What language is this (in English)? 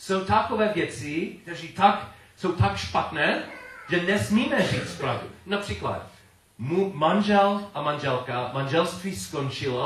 Czech